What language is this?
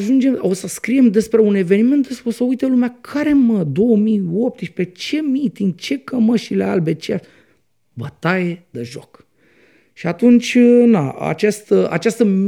Romanian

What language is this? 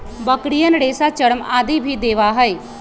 Magahi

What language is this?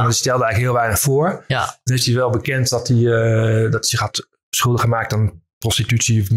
Dutch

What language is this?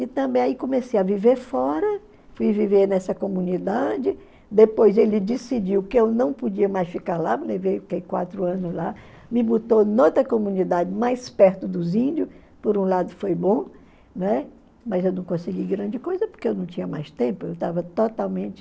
Portuguese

